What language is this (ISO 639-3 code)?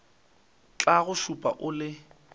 nso